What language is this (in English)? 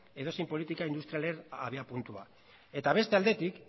Basque